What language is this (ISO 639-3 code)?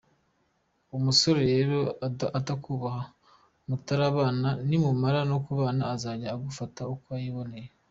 kin